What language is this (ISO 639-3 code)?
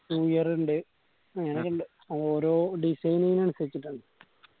mal